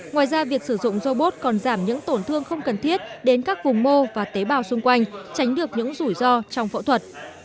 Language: Vietnamese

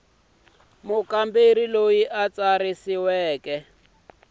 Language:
Tsonga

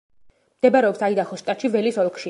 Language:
Georgian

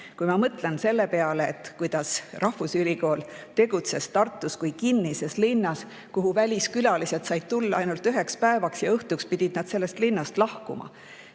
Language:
Estonian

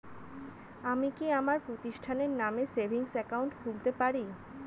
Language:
Bangla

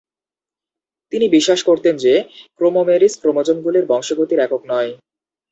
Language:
Bangla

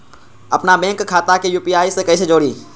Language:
Magahi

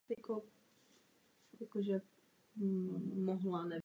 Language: Czech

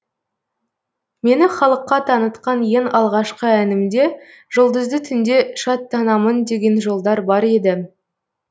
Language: Kazakh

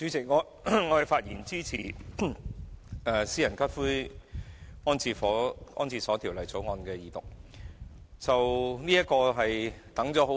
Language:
Cantonese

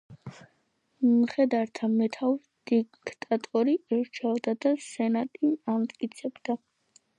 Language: Georgian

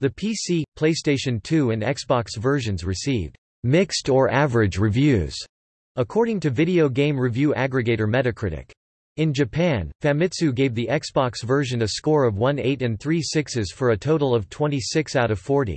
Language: English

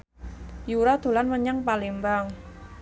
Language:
Javanese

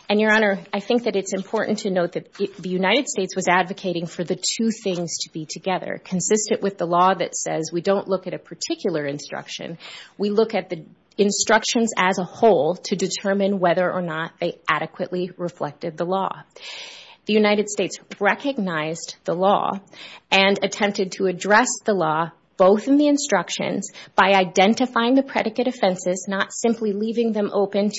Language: English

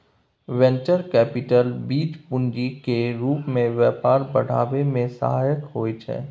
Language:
Maithili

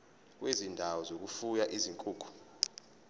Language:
Zulu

